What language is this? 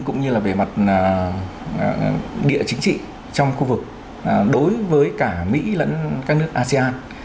Vietnamese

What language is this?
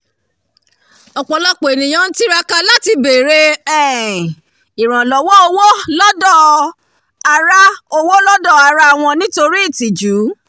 Yoruba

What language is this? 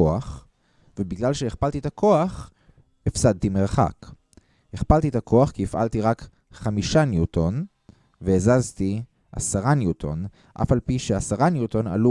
Hebrew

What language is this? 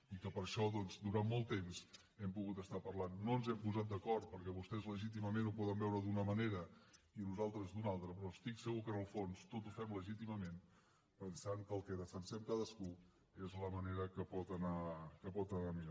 Catalan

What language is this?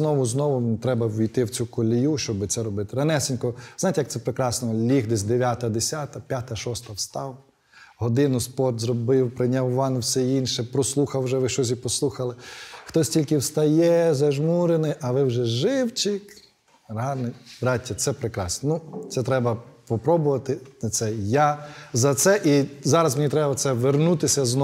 Ukrainian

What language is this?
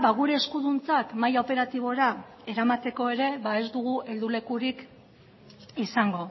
Basque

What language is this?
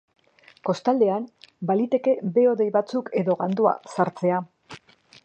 Basque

